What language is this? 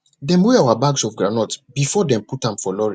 Nigerian Pidgin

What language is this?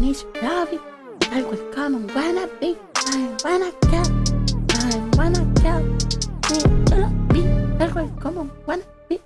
Portuguese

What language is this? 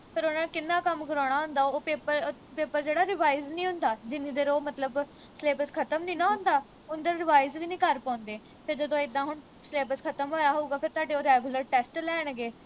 Punjabi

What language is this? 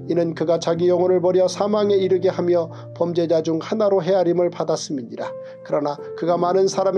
Korean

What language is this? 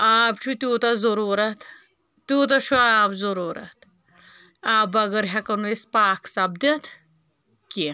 Kashmiri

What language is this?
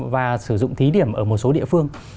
Vietnamese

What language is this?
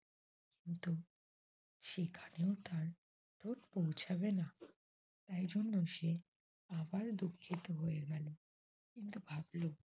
Bangla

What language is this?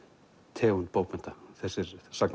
Icelandic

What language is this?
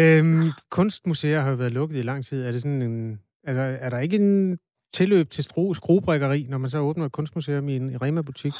Danish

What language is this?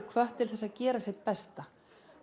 Icelandic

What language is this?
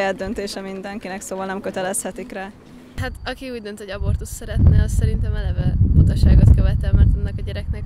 Hungarian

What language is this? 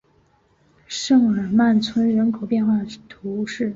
Chinese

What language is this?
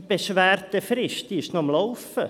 Swiss German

